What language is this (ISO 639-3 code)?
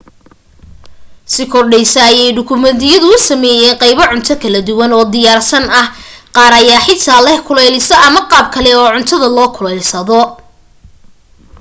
som